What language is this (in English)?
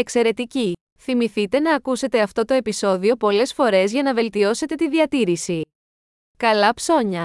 Greek